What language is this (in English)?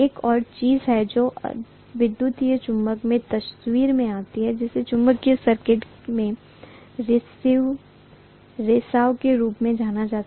Hindi